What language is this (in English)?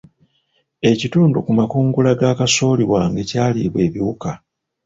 Ganda